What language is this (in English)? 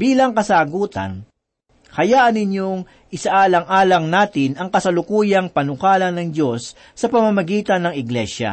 Filipino